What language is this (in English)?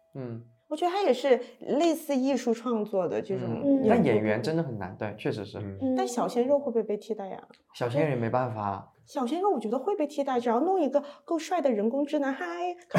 Chinese